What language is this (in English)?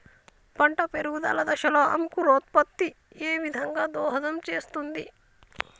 Telugu